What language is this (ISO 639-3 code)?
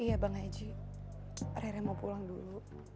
ind